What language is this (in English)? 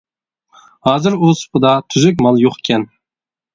Uyghur